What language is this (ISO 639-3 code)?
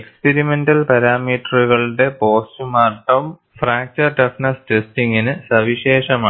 mal